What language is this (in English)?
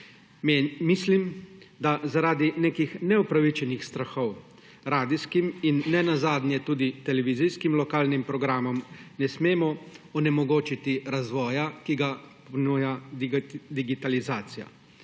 Slovenian